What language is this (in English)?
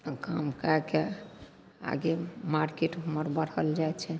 Maithili